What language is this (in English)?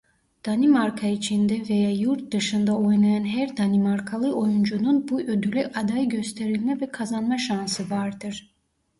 Turkish